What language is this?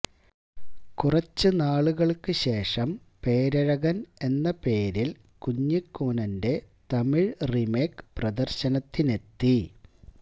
Malayalam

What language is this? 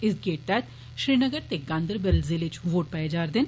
Dogri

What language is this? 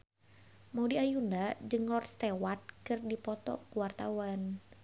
Sundanese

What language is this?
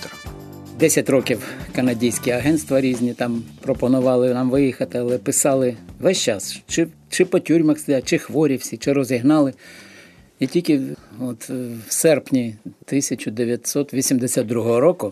Ukrainian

